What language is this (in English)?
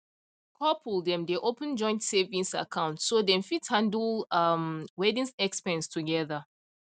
Nigerian Pidgin